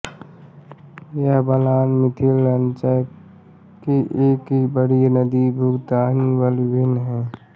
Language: Hindi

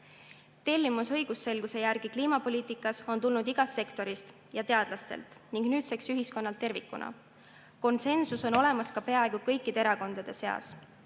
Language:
Estonian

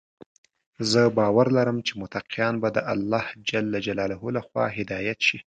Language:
Pashto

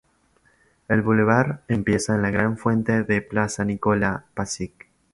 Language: Spanish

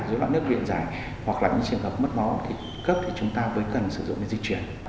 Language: Vietnamese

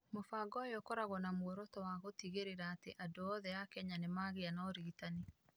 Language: Kikuyu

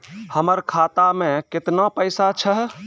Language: Maithili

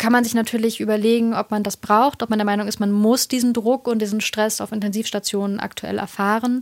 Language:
German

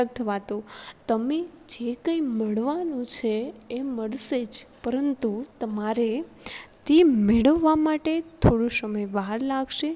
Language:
Gujarati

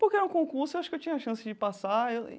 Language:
Portuguese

